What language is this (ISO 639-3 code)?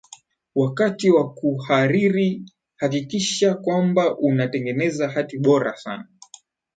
swa